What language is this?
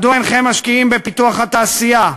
Hebrew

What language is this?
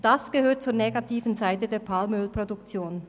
Swiss German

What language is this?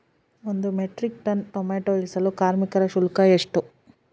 Kannada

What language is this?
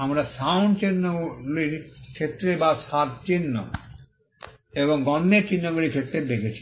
Bangla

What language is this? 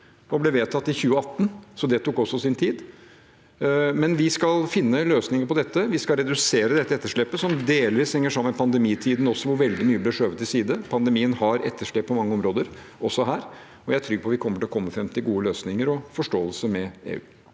Norwegian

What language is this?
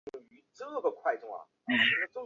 Chinese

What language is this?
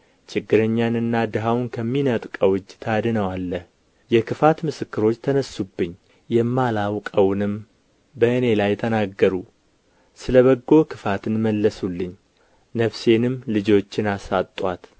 Amharic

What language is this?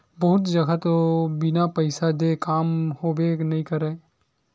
Chhattisgarhi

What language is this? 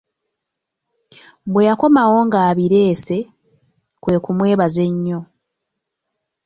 Ganda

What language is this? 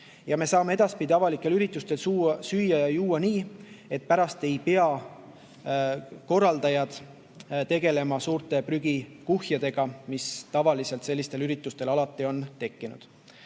Estonian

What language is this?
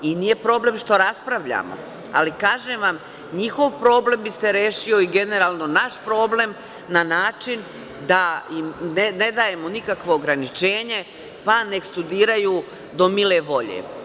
Serbian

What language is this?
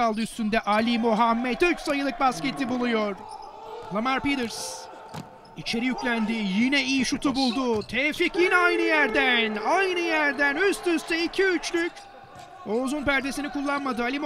Turkish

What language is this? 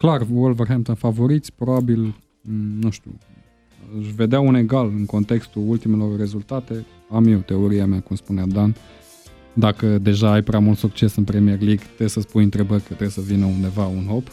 Romanian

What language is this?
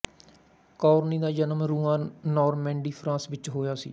Punjabi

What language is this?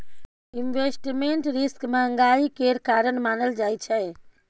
Maithili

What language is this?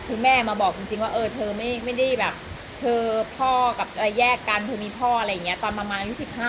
Thai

